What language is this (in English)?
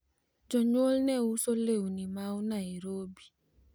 Luo (Kenya and Tanzania)